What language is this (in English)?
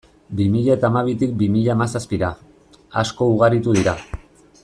Basque